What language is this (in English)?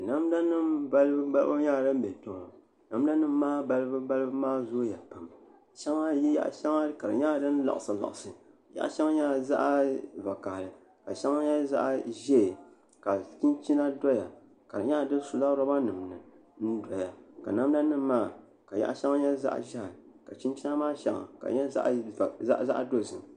Dagbani